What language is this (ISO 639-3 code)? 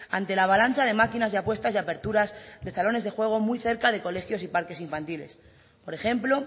spa